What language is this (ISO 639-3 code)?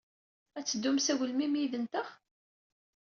kab